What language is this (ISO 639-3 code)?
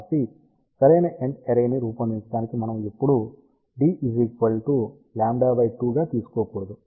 tel